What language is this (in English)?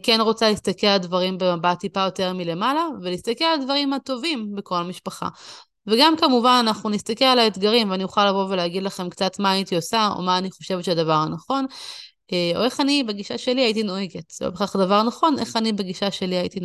Hebrew